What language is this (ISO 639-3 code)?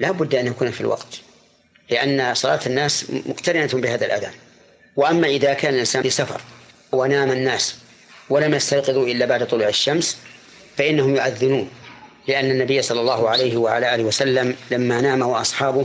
ara